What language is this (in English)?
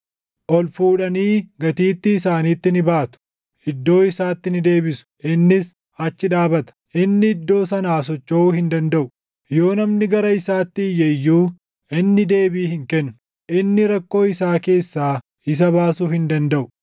Oromo